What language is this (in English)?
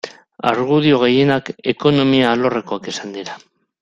Basque